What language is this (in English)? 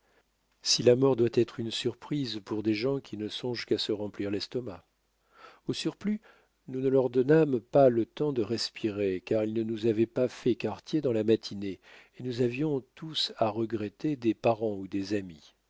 French